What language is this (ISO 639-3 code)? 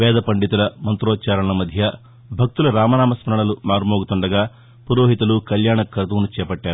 tel